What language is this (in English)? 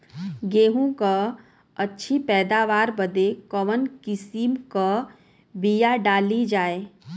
Bhojpuri